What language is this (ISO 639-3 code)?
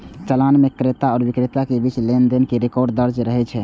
mai